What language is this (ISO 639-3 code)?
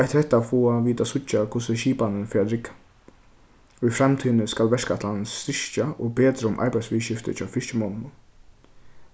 fao